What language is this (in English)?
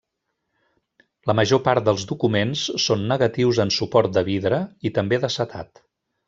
Catalan